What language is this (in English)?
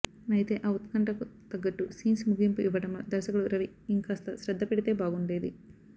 Telugu